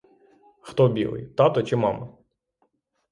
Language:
Ukrainian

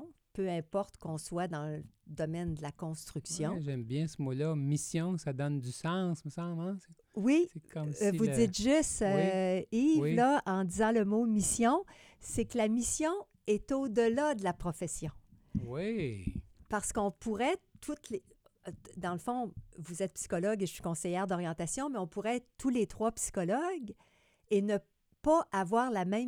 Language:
French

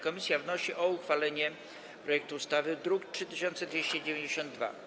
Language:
Polish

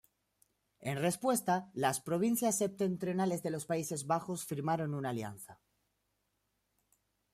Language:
Spanish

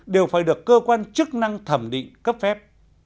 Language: Vietnamese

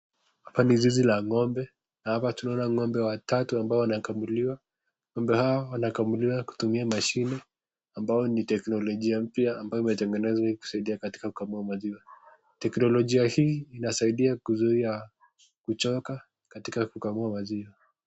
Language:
Swahili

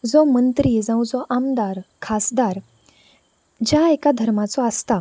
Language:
Konkani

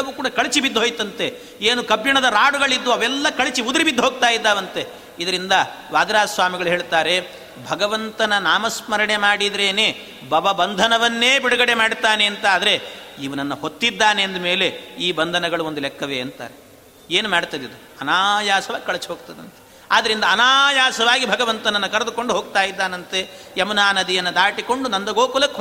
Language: Kannada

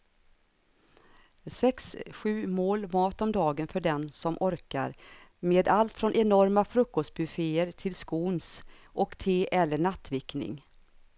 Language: Swedish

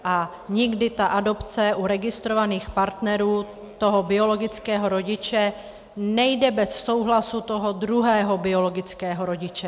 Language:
Czech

